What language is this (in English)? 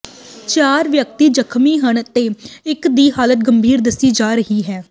Punjabi